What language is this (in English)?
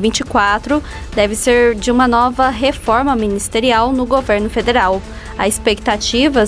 Portuguese